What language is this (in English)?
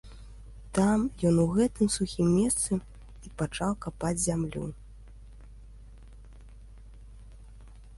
Belarusian